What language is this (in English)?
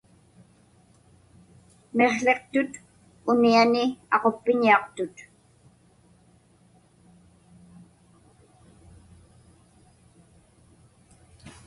Inupiaq